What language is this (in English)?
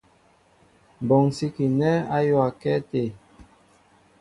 Mbo (Cameroon)